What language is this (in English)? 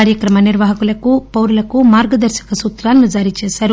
Telugu